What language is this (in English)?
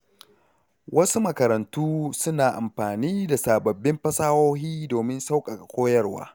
Hausa